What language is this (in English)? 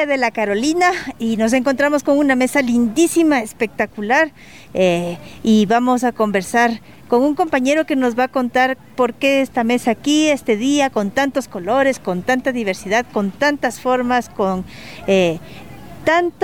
Spanish